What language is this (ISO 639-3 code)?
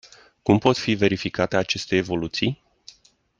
ron